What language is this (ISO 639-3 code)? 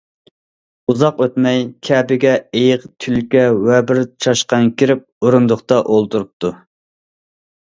uig